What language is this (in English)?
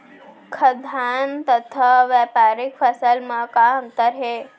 Chhattisgarhi